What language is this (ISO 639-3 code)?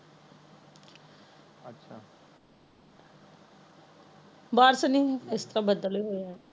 pan